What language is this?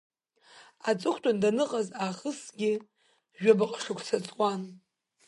Abkhazian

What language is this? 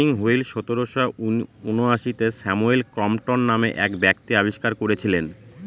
Bangla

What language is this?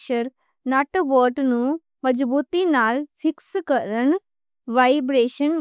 Western Panjabi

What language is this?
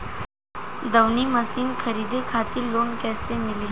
Bhojpuri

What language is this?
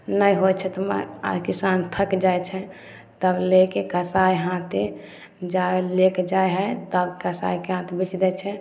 Maithili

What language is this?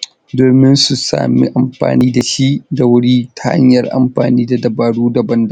Hausa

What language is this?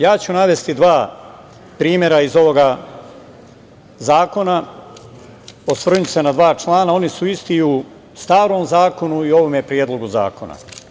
Serbian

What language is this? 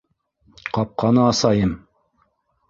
Bashkir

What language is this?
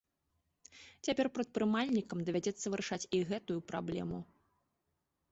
Belarusian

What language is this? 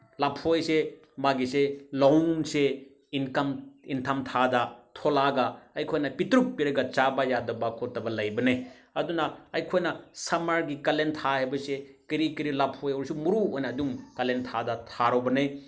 Manipuri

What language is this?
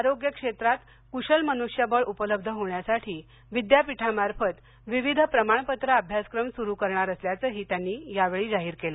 Marathi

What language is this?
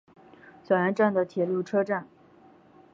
Chinese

